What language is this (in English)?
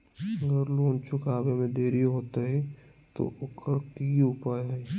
Magahi